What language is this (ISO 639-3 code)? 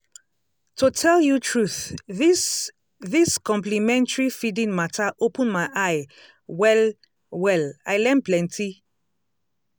pcm